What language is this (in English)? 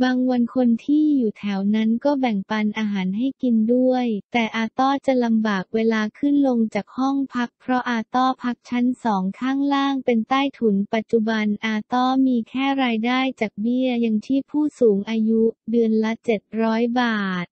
Thai